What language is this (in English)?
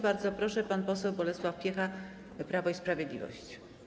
Polish